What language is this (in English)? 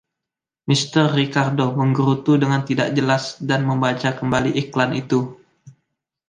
Indonesian